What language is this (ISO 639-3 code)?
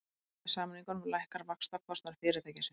isl